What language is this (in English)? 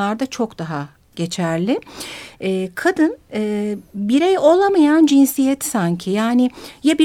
Turkish